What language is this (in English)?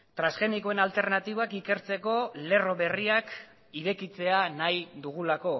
Basque